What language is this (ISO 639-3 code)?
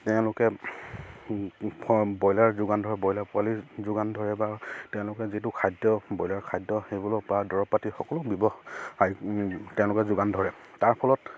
asm